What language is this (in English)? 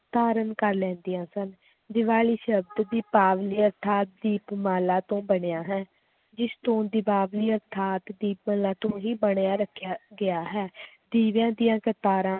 Punjabi